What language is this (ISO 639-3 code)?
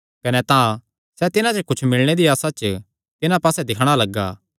xnr